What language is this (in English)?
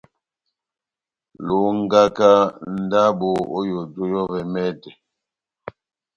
Batanga